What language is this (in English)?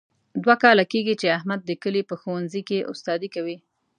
Pashto